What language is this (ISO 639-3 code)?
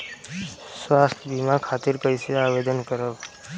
bho